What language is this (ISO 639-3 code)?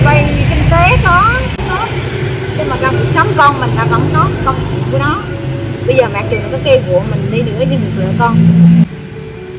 vie